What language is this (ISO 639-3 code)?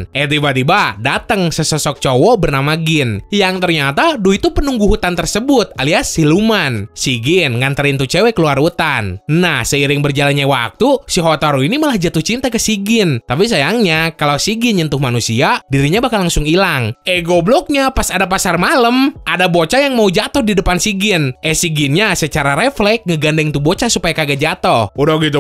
ind